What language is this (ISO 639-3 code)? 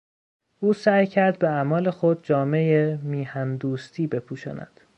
fas